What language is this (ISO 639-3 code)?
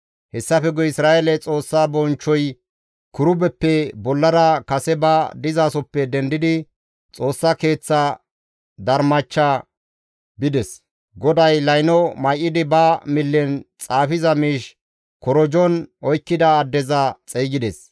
gmv